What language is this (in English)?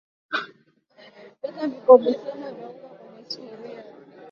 Swahili